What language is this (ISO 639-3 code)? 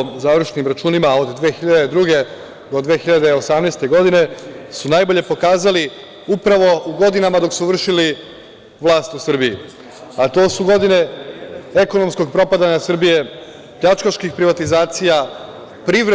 srp